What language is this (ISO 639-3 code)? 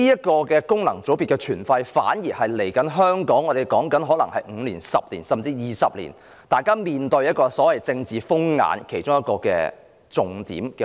yue